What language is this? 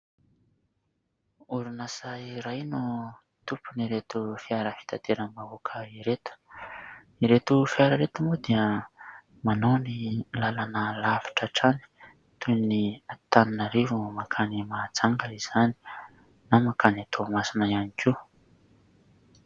Malagasy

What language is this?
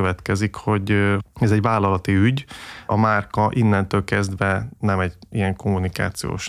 Hungarian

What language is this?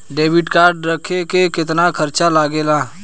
Bhojpuri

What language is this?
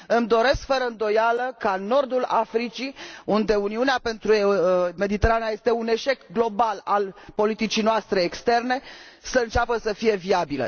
Romanian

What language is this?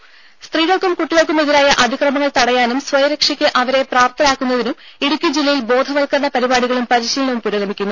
Malayalam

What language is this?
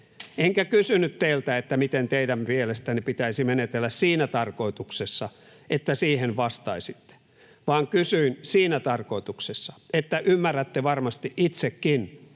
Finnish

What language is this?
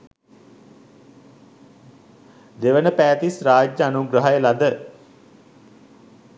Sinhala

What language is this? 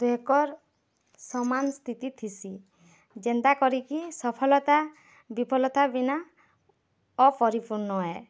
Odia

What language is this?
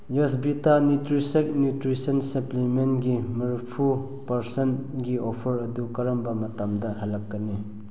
Manipuri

